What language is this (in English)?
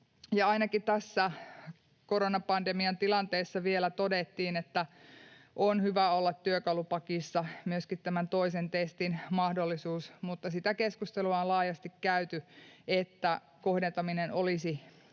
Finnish